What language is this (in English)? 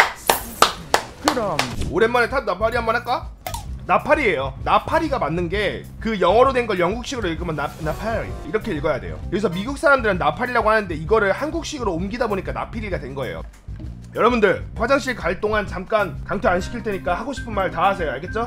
Korean